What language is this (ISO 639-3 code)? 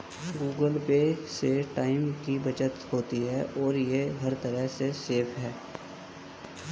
hin